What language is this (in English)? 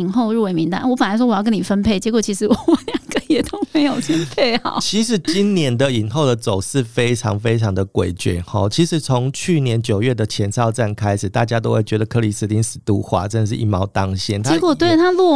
Chinese